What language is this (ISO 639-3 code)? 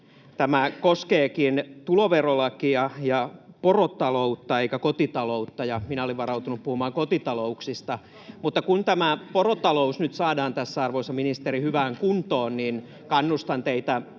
fin